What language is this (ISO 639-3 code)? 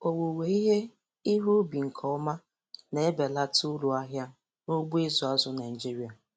ibo